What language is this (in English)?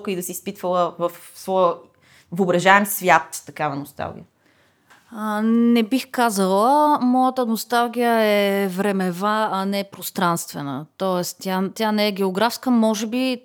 Bulgarian